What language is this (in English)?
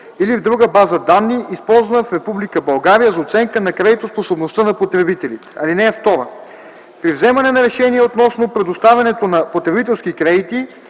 Bulgarian